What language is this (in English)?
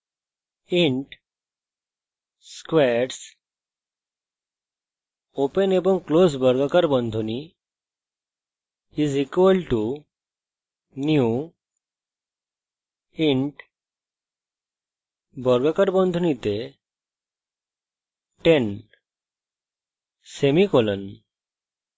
Bangla